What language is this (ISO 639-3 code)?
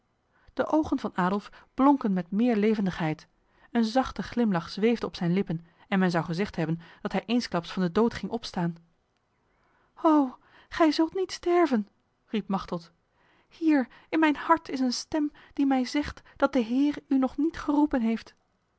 nld